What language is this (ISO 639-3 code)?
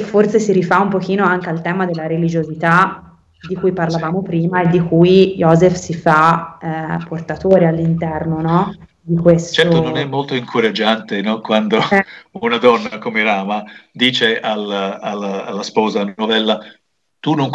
ita